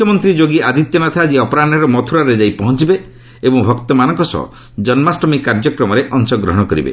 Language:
Odia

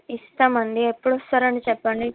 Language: Telugu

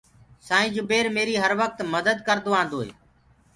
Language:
Gurgula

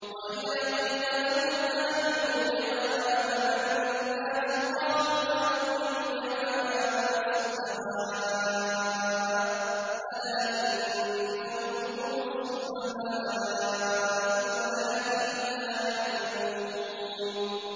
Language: Arabic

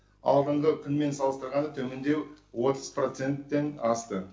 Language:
Kazakh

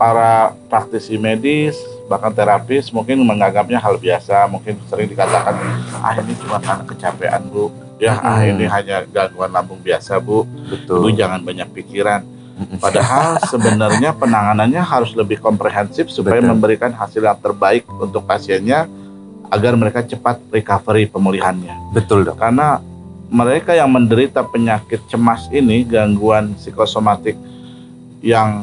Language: Indonesian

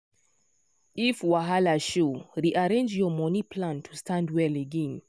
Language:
Nigerian Pidgin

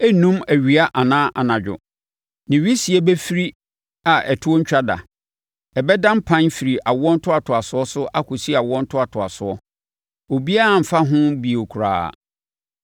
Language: Akan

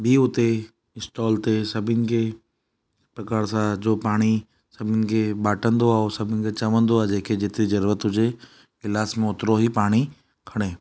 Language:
Sindhi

